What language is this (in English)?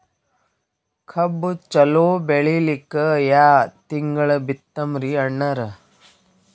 Kannada